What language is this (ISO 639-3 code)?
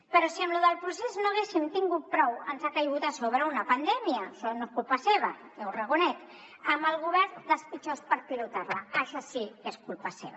cat